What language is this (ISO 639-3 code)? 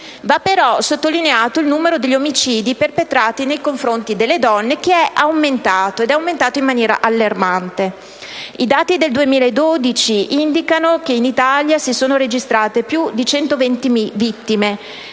ita